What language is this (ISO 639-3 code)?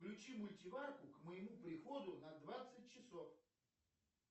rus